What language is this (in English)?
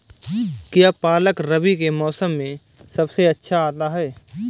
Hindi